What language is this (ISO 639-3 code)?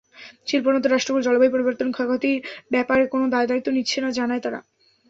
ben